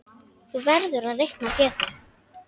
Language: Icelandic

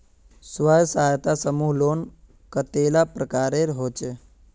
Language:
Magahi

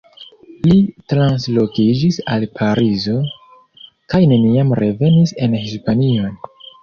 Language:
Esperanto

